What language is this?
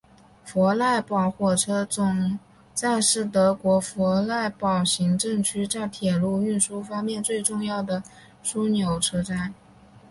Chinese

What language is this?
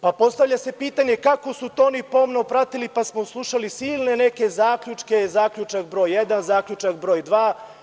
Serbian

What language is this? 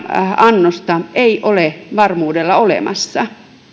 Finnish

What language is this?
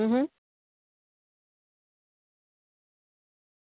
Gujarati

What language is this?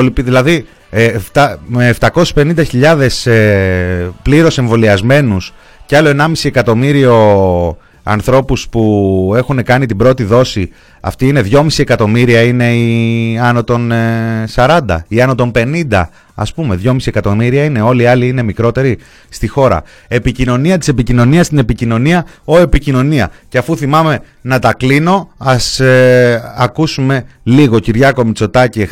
Greek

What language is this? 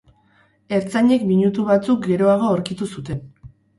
Basque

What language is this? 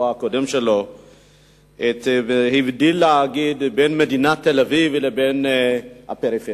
Hebrew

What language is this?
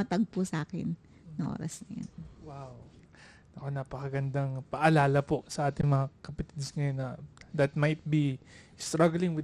Filipino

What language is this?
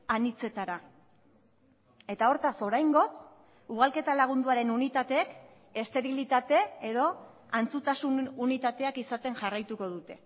Basque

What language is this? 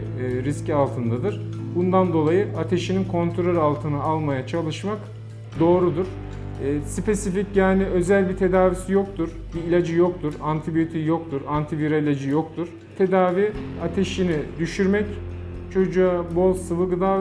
Turkish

